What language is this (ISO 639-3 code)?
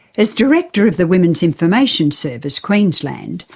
eng